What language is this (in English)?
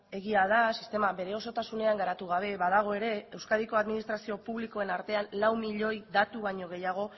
Basque